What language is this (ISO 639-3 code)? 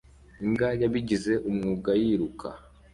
kin